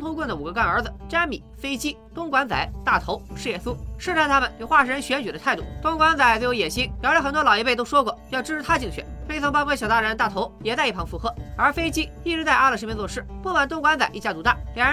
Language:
Chinese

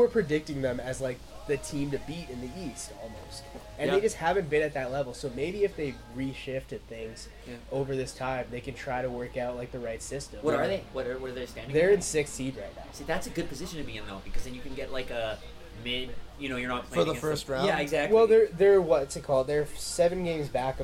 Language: English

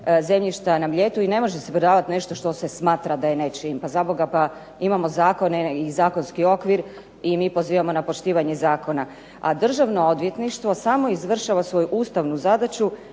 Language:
Croatian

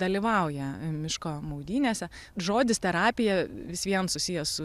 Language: Lithuanian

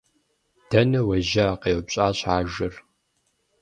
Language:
Kabardian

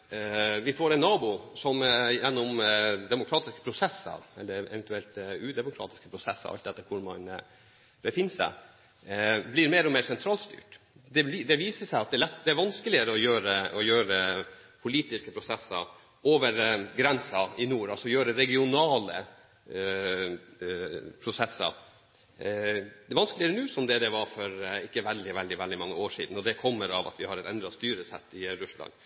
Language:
Norwegian Bokmål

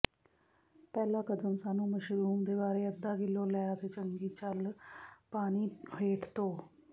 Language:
Punjabi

